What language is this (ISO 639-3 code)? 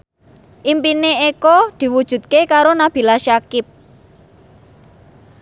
jav